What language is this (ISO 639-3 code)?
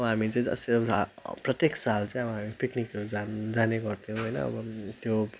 nep